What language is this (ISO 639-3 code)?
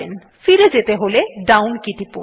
ben